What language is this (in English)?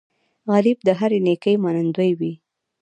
Pashto